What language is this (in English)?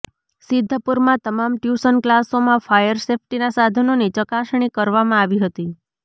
Gujarati